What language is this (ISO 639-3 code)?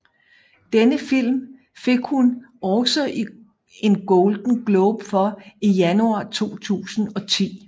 dan